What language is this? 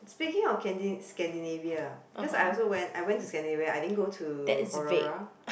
English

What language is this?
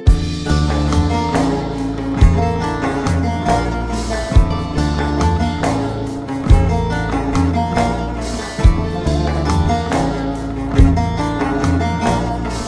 Turkish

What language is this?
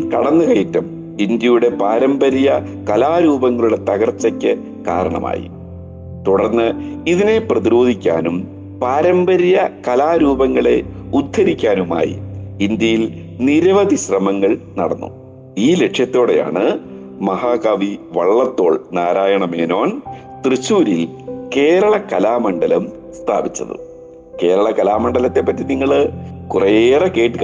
Malayalam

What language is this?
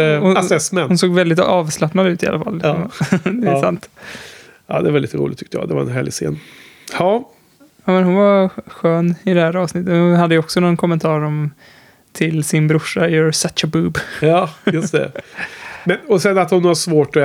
Swedish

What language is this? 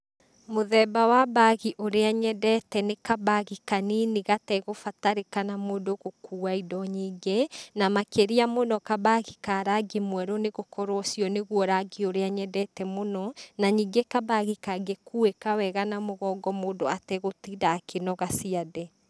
Kikuyu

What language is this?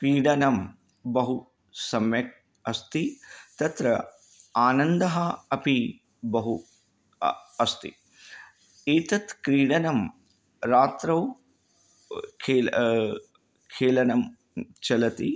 Sanskrit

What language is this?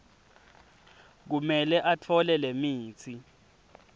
Swati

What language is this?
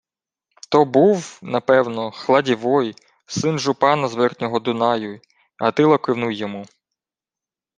Ukrainian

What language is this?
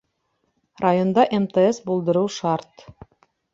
Bashkir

